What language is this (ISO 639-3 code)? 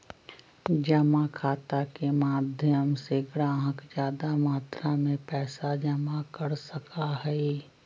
mag